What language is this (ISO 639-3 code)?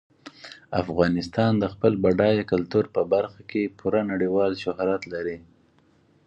pus